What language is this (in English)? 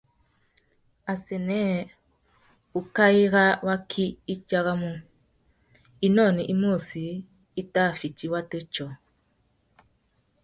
Tuki